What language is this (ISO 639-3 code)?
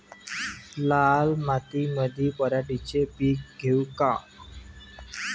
mar